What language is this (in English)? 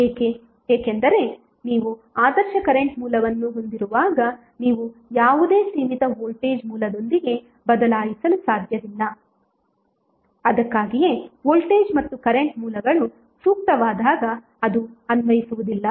Kannada